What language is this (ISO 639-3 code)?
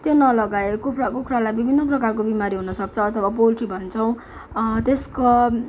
nep